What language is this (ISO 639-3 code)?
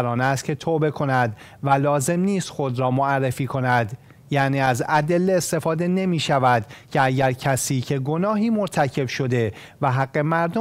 fas